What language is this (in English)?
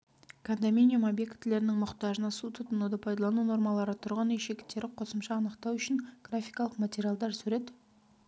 Kazakh